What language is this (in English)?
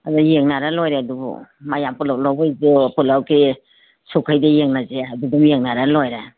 Manipuri